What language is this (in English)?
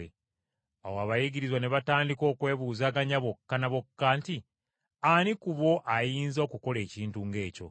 Ganda